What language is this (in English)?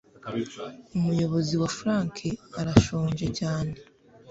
Kinyarwanda